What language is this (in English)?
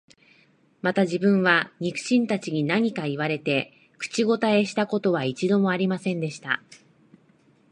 Japanese